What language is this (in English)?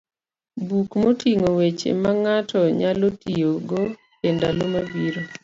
Luo (Kenya and Tanzania)